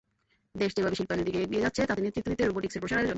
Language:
Bangla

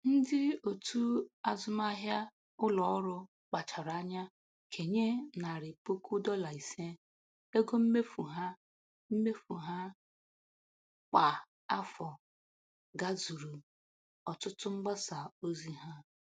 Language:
Igbo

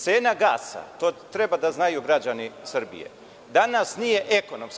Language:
Serbian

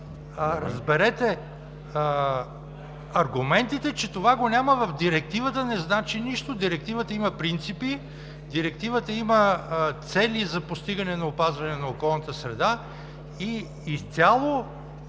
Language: Bulgarian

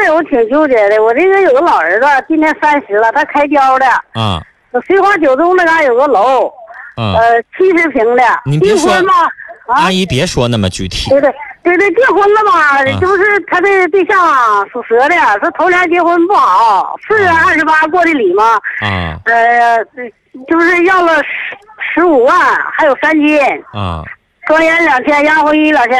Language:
Chinese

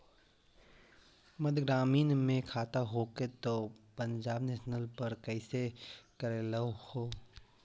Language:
Magahi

